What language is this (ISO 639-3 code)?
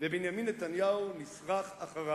heb